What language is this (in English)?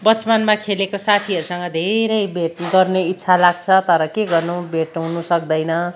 Nepali